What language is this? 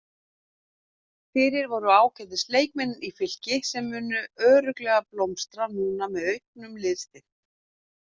Icelandic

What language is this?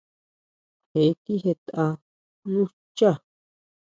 Huautla Mazatec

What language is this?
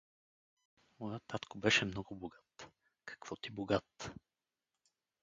Bulgarian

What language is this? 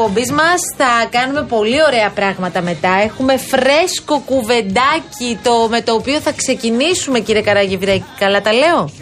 Greek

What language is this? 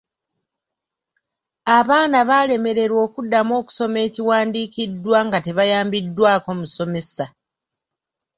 Ganda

